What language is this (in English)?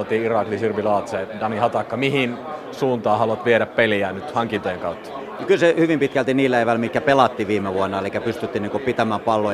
Finnish